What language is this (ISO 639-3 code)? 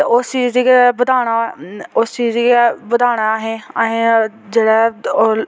doi